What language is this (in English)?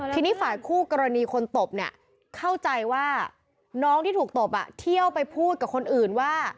Thai